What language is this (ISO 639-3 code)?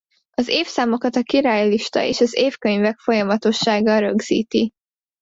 hun